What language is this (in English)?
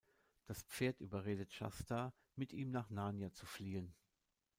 German